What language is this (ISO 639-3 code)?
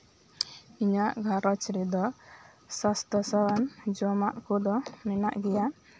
sat